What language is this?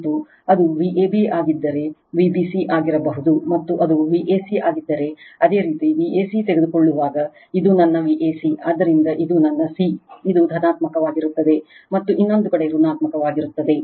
Kannada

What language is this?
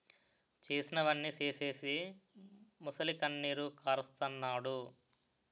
Telugu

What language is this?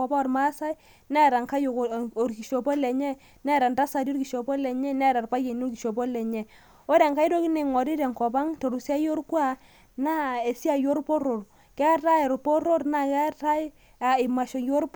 Masai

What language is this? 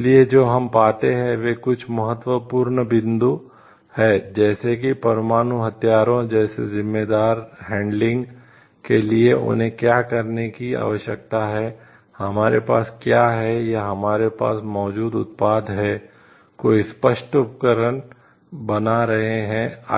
Hindi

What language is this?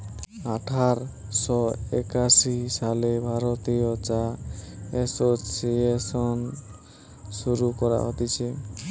Bangla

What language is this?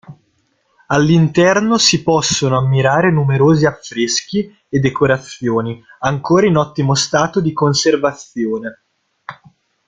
Italian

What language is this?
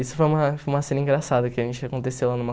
Portuguese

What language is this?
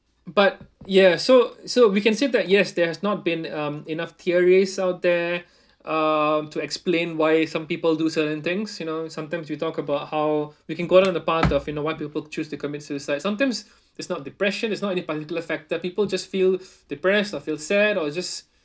English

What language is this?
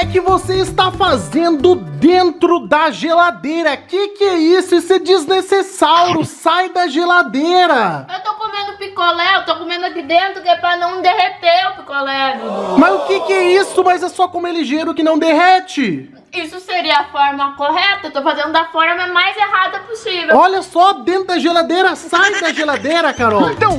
Portuguese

